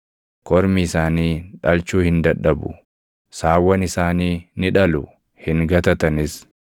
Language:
Oromo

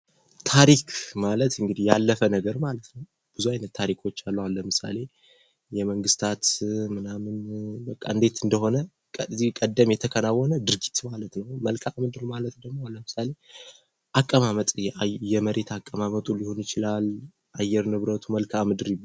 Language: Amharic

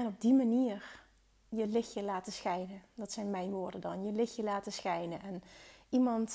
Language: Dutch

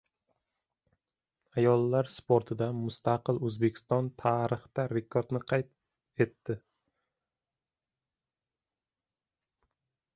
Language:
Uzbek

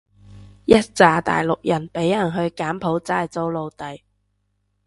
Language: Cantonese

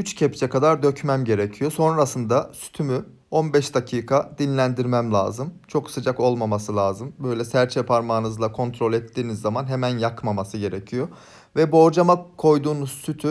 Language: Turkish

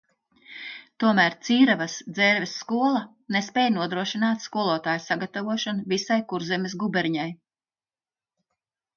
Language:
Latvian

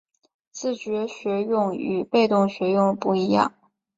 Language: Chinese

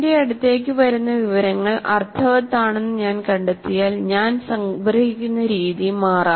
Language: Malayalam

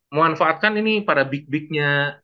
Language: Indonesian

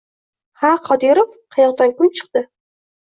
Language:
Uzbek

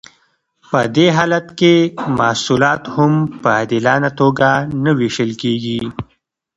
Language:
Pashto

